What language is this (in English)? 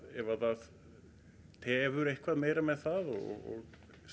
Icelandic